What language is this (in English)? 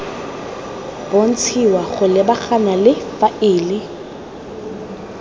Tswana